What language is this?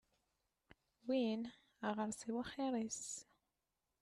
Kabyle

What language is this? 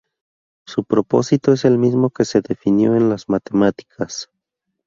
Spanish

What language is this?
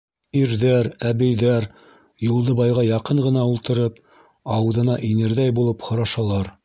Bashkir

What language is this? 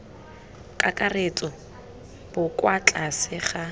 Tswana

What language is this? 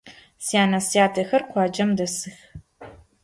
Adyghe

